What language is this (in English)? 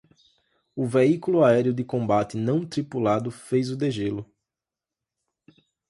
Portuguese